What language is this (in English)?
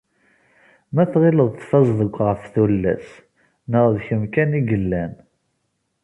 Kabyle